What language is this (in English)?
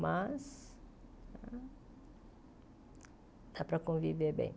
Portuguese